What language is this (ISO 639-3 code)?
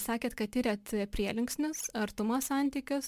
lit